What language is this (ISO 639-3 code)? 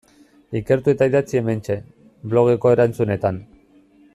eus